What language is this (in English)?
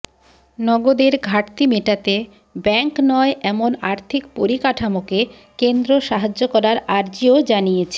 Bangla